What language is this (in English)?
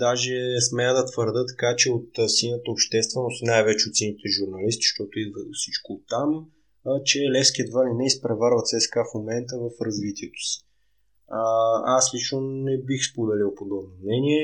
Bulgarian